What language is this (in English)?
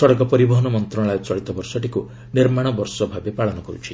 Odia